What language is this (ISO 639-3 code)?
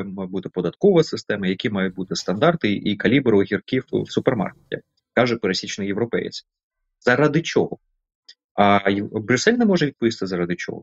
ukr